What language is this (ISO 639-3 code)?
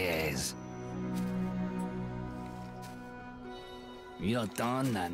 deu